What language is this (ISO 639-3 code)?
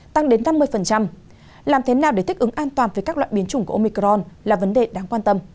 vie